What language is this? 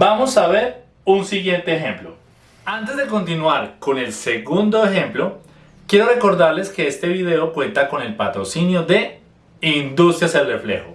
Spanish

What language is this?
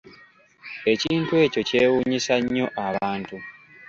Ganda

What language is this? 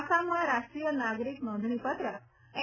Gujarati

